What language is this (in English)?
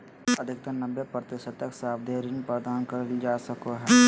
Magahi